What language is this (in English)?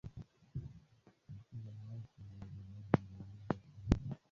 Swahili